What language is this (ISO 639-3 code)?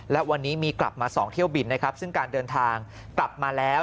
tha